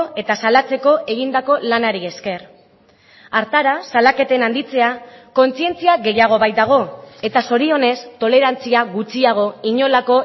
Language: Basque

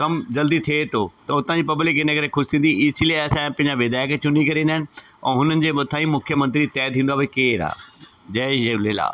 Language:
Sindhi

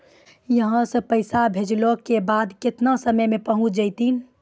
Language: Maithili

